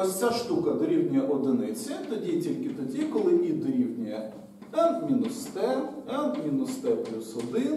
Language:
Ukrainian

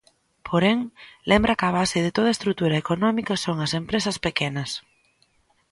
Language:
Galician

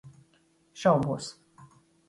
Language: Latvian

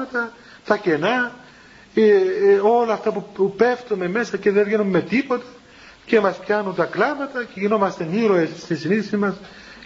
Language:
Greek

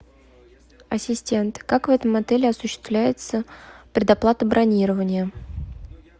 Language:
Russian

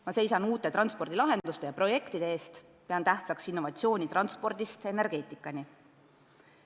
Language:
Estonian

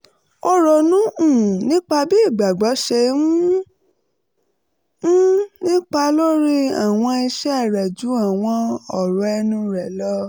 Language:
Yoruba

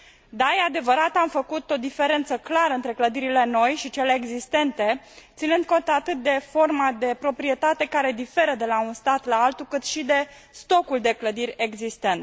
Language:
Romanian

